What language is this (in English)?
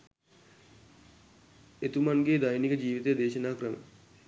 Sinhala